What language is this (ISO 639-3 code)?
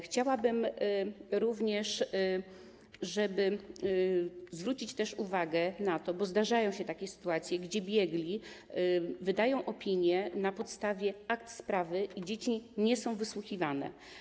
pol